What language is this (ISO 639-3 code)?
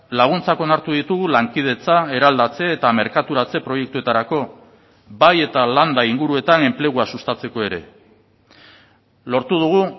eus